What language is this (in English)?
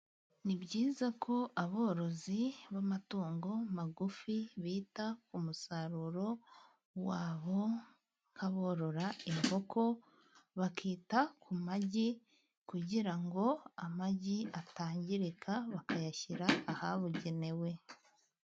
Kinyarwanda